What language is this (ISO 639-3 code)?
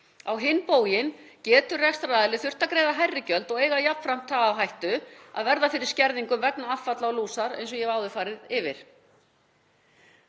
isl